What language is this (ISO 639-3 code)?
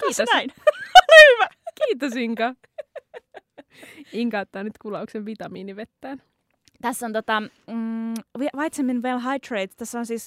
fin